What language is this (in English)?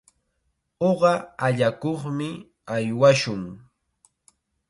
Chiquián Ancash Quechua